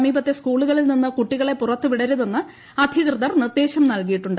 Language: Malayalam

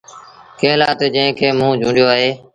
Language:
Sindhi Bhil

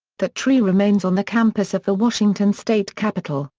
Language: English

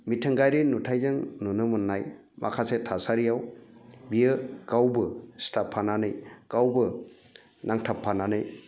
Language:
Bodo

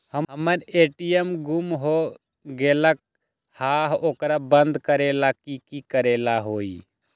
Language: Magahi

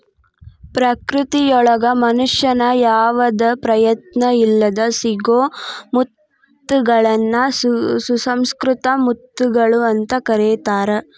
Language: Kannada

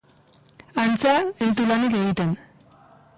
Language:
Basque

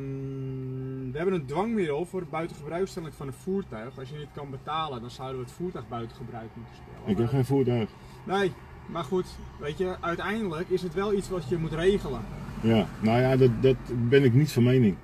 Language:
Dutch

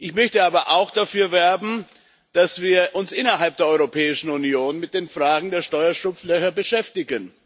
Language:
German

